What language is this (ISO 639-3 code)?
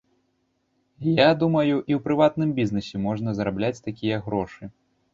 bel